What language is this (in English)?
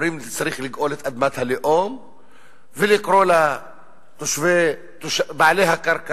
Hebrew